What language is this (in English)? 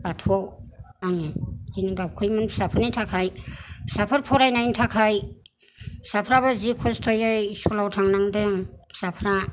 Bodo